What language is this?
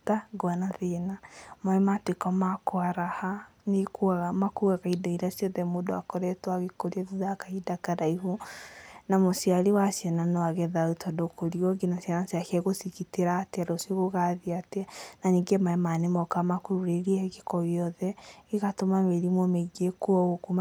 Kikuyu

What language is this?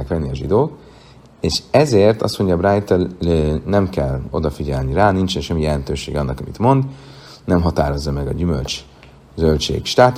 Hungarian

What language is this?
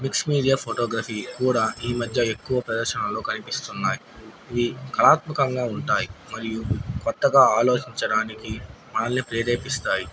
Telugu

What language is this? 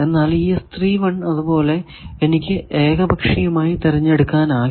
Malayalam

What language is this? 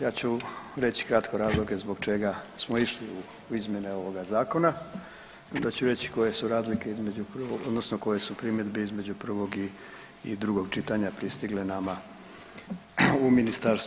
Croatian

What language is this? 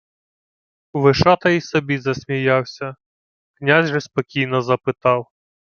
Ukrainian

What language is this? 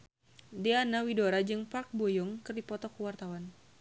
Sundanese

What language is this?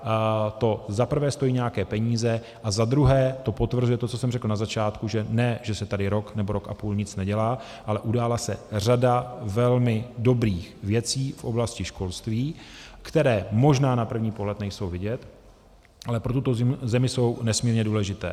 Czech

